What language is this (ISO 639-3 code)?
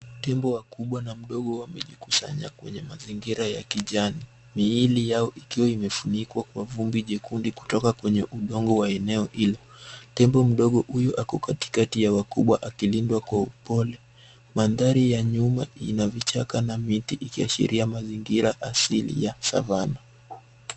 swa